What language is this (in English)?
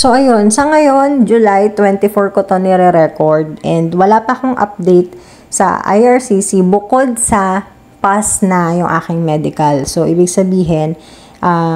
Filipino